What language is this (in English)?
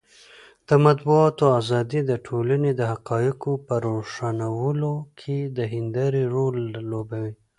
Pashto